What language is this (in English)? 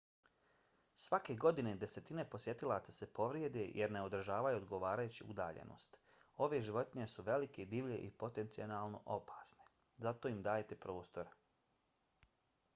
Bosnian